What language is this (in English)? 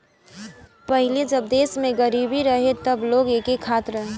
Bhojpuri